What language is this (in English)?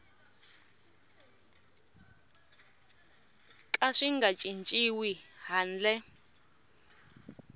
Tsonga